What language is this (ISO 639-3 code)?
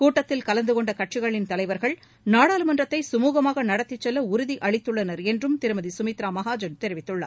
tam